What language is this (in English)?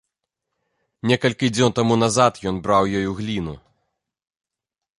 Belarusian